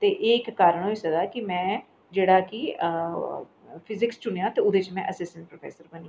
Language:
Dogri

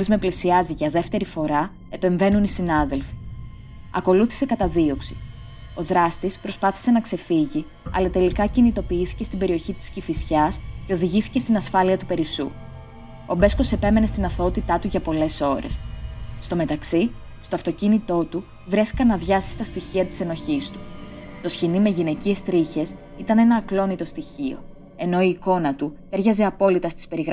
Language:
Greek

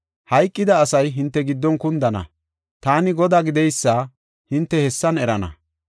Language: Gofa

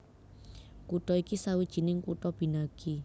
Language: Javanese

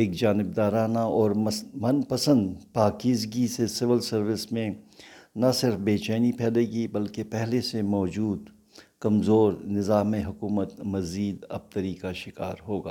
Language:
Urdu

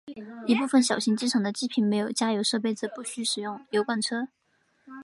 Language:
Chinese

